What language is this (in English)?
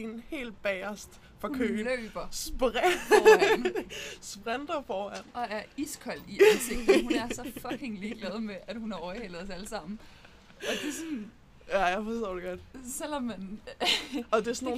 Danish